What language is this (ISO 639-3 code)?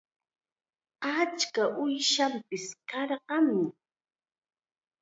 qxa